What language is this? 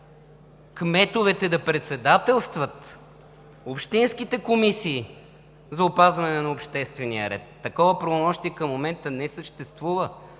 Bulgarian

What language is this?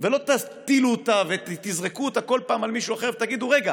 Hebrew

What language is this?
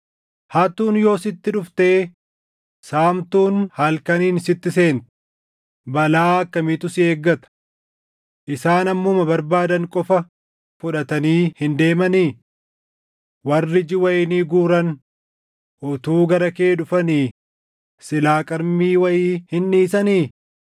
Oromo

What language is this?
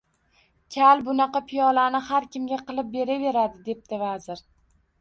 Uzbek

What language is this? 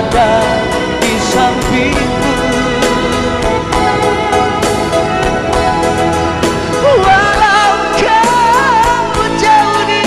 Indonesian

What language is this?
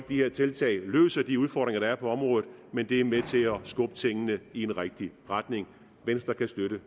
Danish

